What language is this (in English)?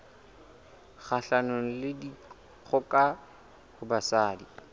Southern Sotho